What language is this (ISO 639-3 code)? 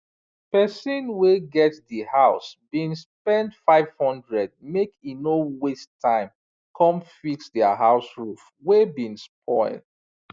pcm